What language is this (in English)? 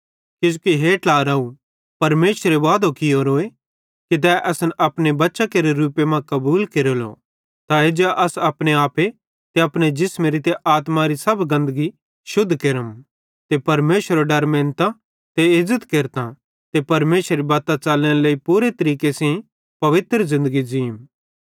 Bhadrawahi